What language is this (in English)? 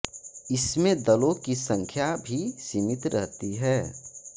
Hindi